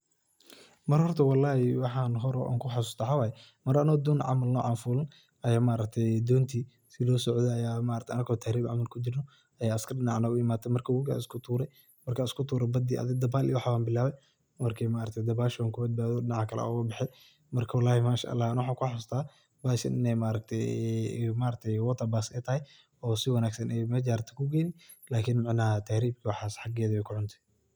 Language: Somali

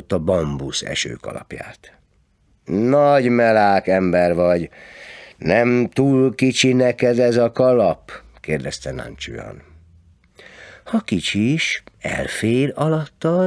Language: Hungarian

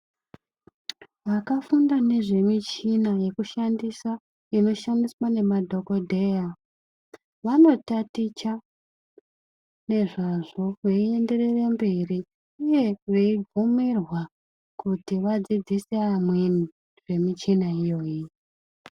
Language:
Ndau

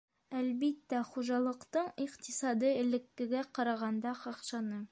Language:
Bashkir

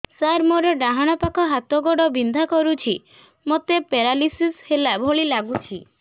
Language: Odia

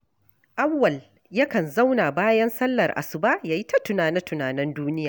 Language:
Hausa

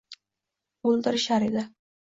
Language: Uzbek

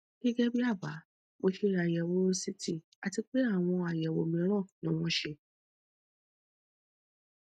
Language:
Yoruba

